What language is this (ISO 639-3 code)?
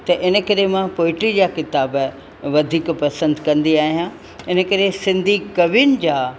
snd